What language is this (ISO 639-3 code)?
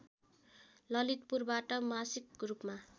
nep